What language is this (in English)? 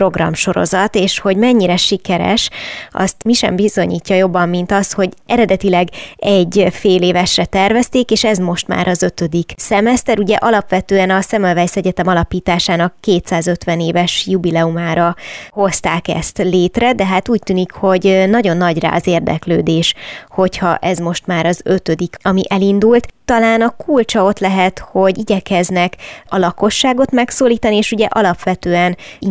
Hungarian